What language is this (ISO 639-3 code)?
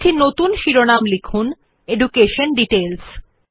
ben